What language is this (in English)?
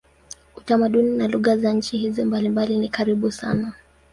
Swahili